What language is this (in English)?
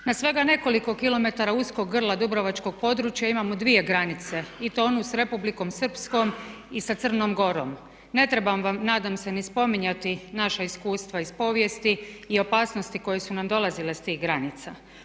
Croatian